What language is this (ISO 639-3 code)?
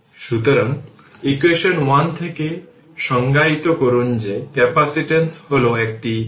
ben